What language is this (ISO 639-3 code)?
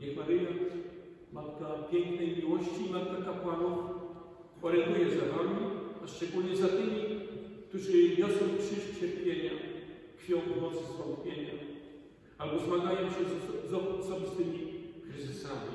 pol